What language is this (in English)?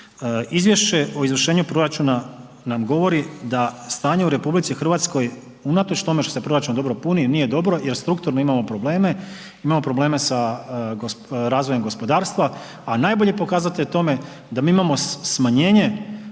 Croatian